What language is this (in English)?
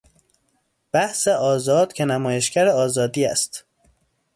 Persian